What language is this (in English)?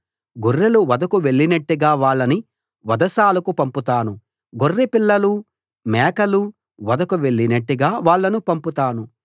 Telugu